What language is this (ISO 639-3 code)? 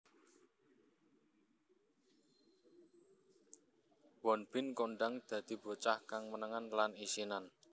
jav